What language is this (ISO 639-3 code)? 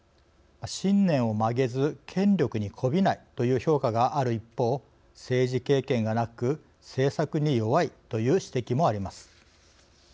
jpn